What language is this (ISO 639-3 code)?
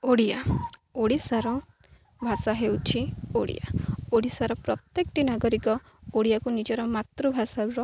ori